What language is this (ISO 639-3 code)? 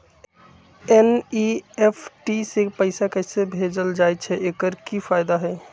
mag